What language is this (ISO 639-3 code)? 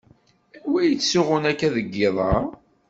kab